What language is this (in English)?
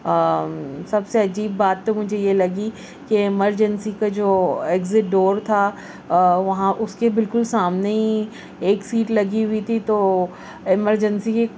Urdu